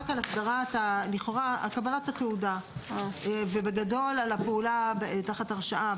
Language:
Hebrew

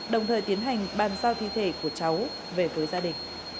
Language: Vietnamese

